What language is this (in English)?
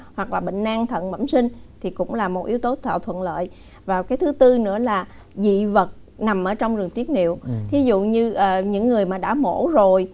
Vietnamese